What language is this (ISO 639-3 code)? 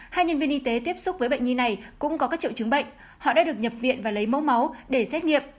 vie